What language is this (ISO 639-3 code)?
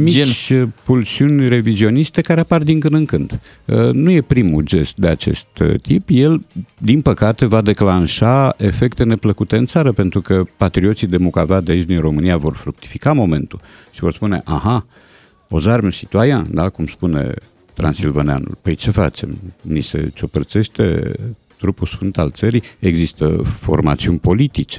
ron